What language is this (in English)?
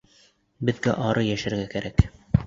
Bashkir